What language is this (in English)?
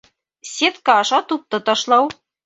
Bashkir